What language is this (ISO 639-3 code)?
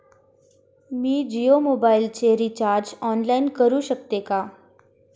mar